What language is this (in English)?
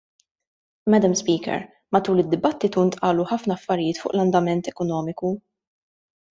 Maltese